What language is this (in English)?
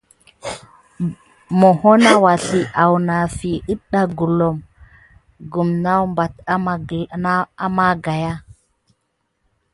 Gidar